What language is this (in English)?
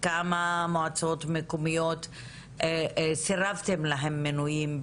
Hebrew